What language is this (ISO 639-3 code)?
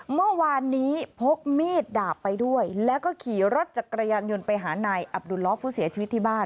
tha